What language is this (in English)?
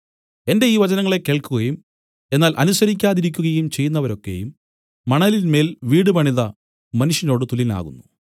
Malayalam